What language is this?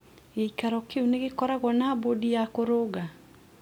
Kikuyu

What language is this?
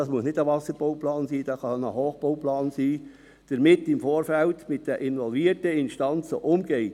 Swiss German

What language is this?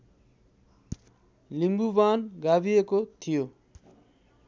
Nepali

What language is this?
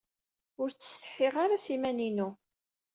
Kabyle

